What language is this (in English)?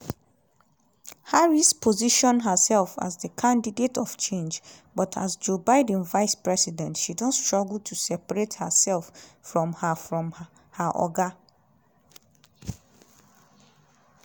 Nigerian Pidgin